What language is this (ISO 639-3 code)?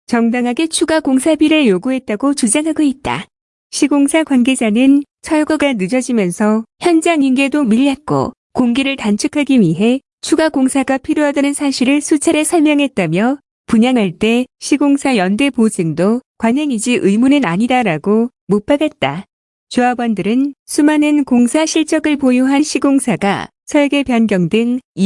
kor